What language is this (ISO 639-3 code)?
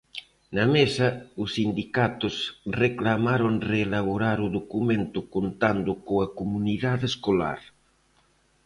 glg